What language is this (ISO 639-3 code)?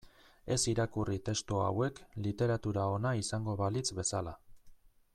eus